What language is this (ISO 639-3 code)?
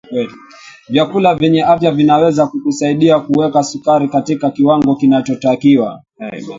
swa